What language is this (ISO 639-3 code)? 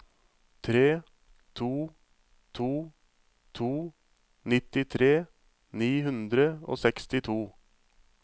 nor